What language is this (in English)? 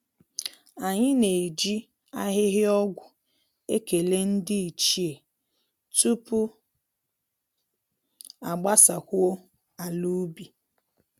Igbo